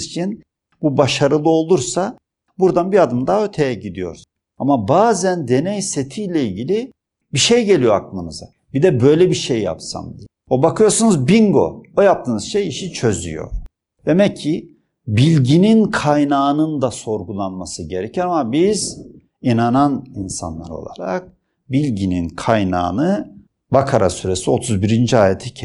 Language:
Turkish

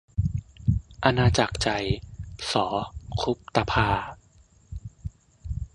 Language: Thai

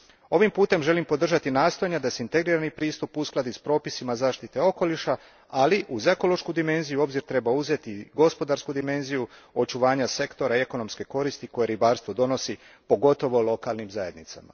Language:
Croatian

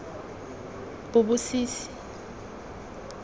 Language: Tswana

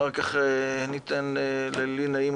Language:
Hebrew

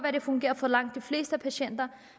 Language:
Danish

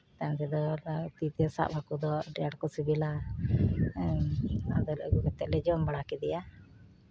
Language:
Santali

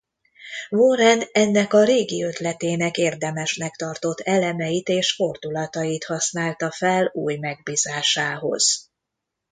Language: Hungarian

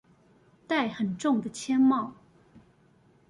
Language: Chinese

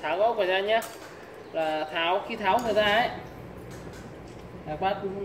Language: Vietnamese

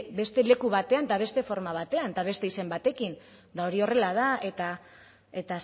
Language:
Basque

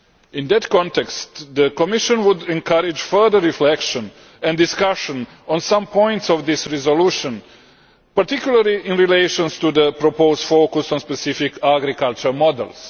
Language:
English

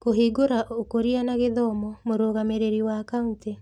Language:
Kikuyu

